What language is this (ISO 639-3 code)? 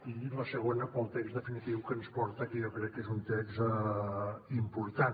cat